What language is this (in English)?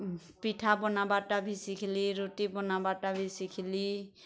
Odia